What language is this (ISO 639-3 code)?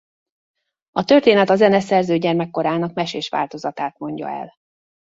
hun